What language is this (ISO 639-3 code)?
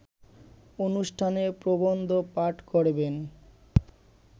ben